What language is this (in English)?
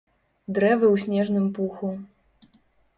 Belarusian